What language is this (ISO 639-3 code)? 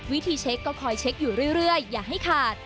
tha